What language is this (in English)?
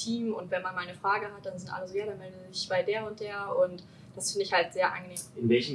German